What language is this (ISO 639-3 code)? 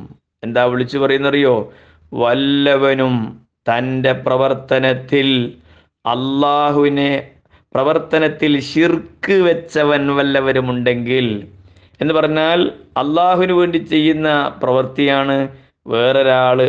mal